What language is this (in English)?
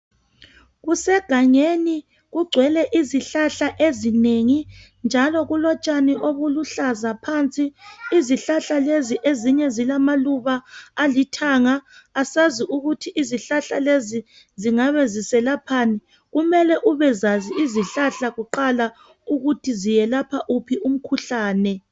North Ndebele